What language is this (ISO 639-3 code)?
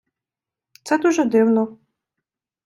ukr